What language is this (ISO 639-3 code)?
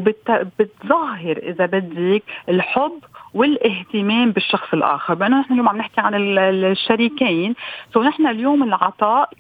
ara